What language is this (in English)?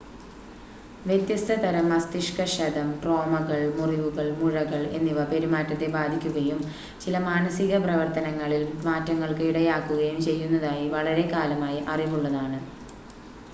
Malayalam